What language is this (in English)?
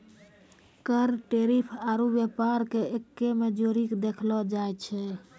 Maithili